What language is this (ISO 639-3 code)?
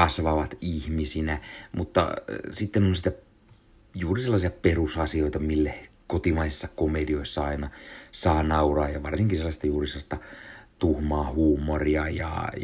fin